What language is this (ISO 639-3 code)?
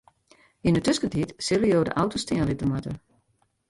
fry